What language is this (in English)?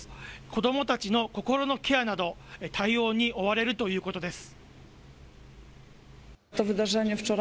Japanese